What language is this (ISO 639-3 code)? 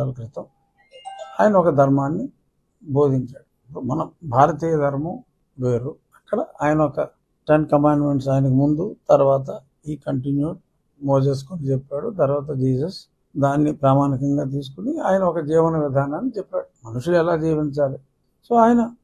tel